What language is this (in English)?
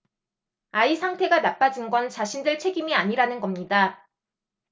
Korean